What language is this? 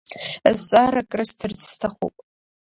Abkhazian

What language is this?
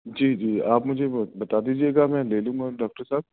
Urdu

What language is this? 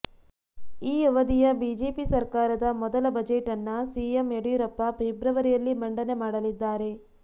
Kannada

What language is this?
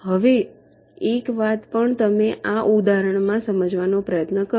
Gujarati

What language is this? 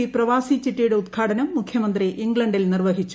Malayalam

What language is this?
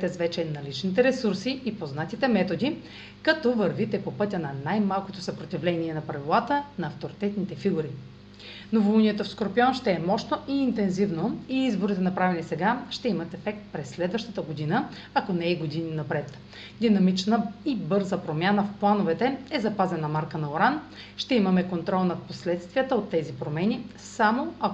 Bulgarian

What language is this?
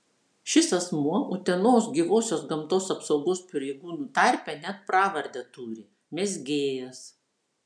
Lithuanian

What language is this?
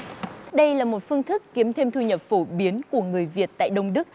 Vietnamese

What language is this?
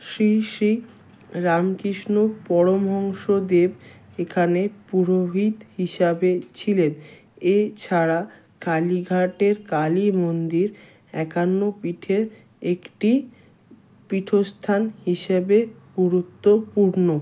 Bangla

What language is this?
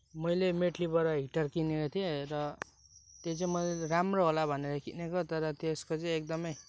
Nepali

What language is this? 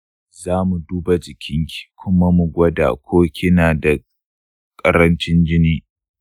Hausa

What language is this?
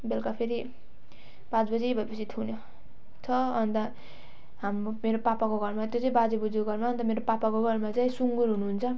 Nepali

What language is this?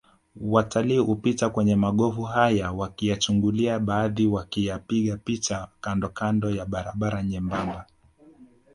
Swahili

